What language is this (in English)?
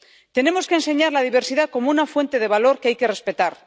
Spanish